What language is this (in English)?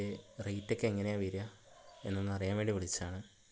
Malayalam